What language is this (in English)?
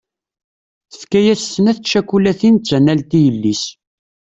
Kabyle